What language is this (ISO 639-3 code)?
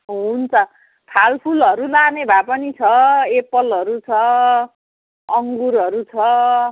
nep